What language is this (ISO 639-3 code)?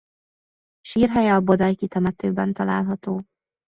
hun